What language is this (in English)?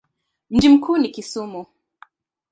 Swahili